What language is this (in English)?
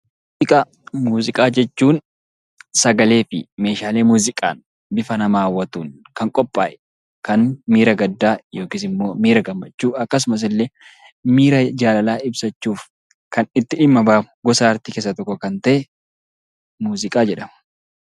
Oromo